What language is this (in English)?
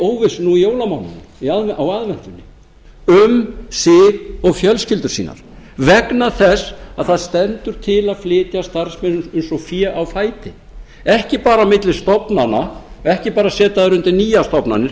Icelandic